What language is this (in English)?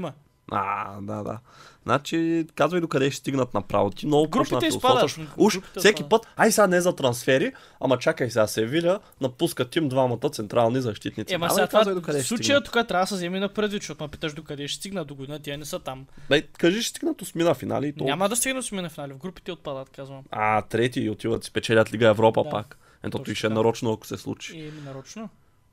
Bulgarian